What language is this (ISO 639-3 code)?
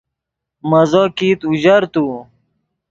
ydg